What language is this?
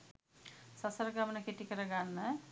Sinhala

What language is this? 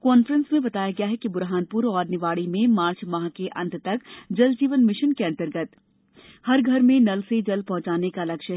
Hindi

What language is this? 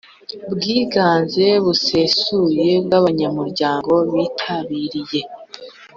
Kinyarwanda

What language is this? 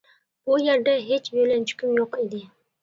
Uyghur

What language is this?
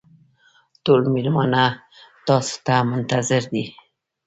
Pashto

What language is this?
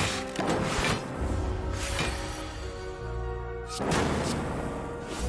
Korean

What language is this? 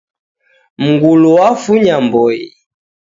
Taita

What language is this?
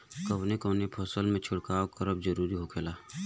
Bhojpuri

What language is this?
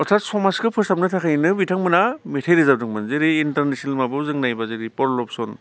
Bodo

